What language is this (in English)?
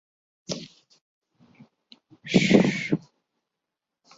Urdu